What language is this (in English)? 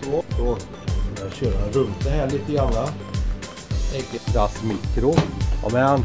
Swedish